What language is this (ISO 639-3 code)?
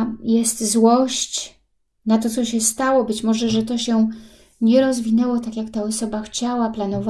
pol